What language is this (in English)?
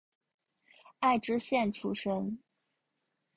Chinese